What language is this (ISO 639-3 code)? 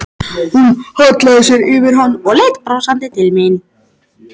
isl